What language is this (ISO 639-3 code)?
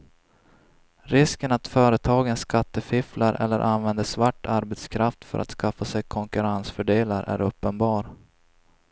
swe